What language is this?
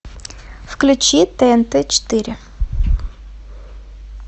Russian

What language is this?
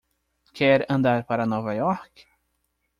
Portuguese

